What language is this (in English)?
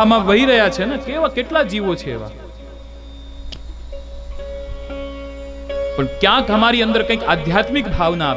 Hindi